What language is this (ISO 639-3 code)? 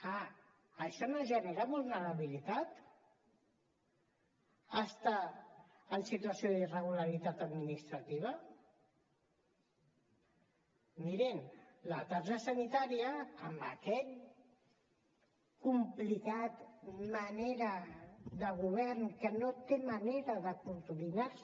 cat